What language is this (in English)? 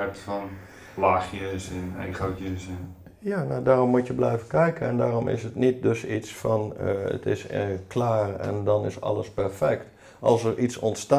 Dutch